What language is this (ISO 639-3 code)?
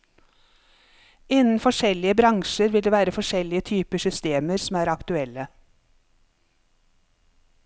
nor